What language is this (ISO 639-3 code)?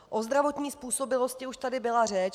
ces